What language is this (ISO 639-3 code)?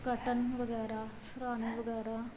pan